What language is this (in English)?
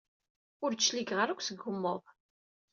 Kabyle